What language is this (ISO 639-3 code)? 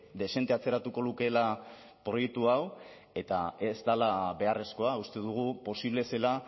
eus